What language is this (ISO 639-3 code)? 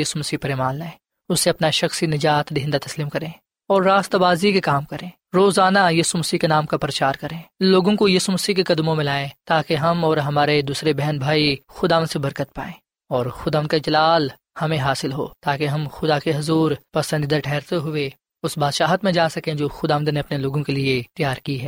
urd